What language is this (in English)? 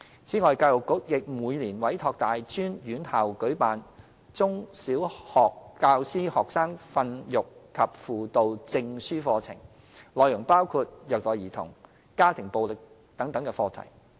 Cantonese